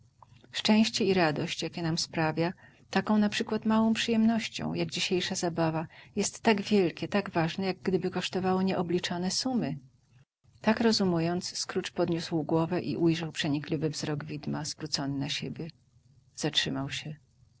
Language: Polish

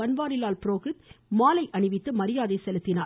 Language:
Tamil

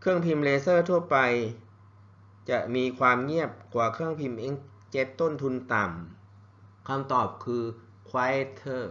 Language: Thai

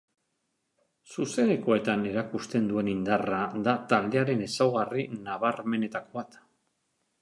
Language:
Basque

